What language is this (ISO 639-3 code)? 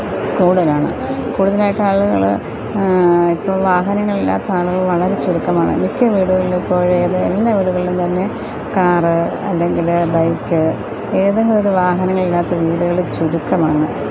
mal